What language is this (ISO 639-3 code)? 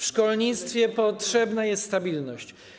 pol